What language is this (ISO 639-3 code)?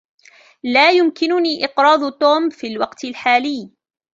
ara